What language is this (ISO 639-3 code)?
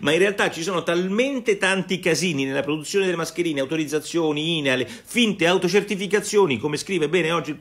ita